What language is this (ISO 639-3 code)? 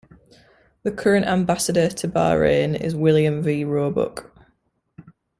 eng